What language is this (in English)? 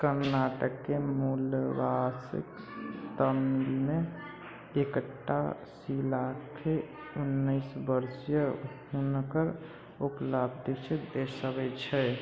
Maithili